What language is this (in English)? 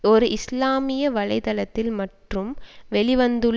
Tamil